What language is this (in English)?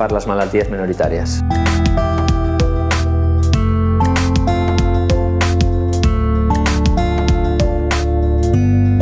Catalan